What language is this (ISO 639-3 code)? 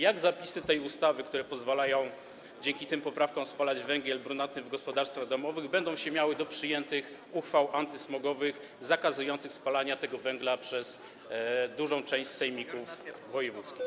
pol